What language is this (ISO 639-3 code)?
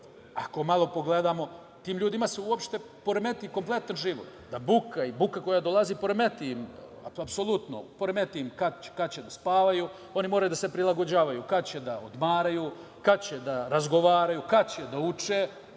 srp